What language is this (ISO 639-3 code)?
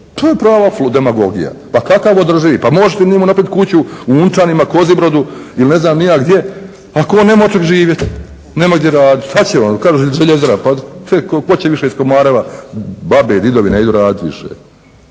hrv